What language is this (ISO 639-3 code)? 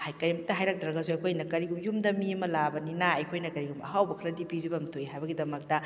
mni